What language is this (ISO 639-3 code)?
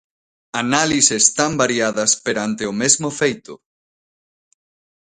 glg